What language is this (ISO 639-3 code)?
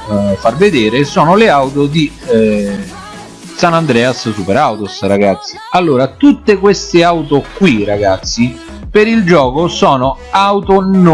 ita